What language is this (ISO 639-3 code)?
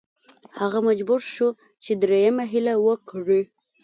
pus